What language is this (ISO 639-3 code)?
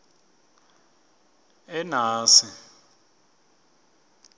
ssw